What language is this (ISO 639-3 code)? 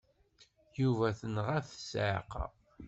kab